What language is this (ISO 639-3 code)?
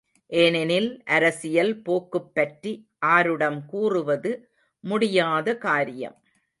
tam